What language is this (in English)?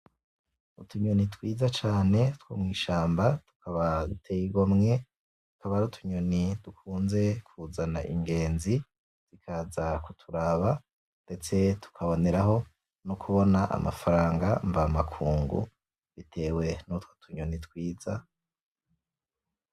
Rundi